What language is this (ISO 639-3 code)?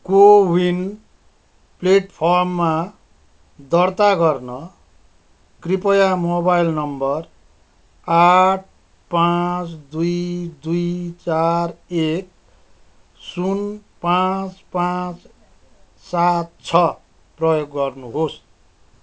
nep